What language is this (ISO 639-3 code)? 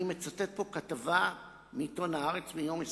heb